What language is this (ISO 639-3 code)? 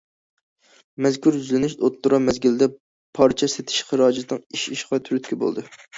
uig